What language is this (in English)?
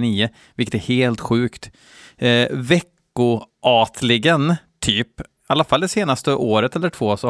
Swedish